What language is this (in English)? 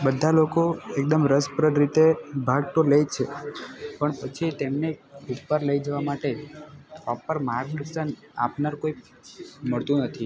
Gujarati